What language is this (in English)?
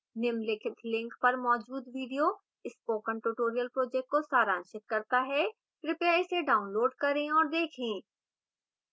Hindi